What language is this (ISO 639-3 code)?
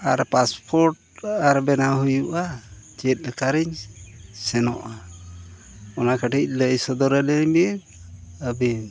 sat